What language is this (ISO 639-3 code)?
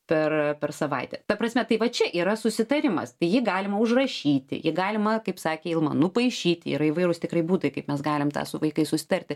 lit